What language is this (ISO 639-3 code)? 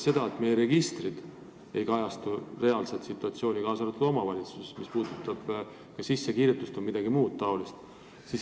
est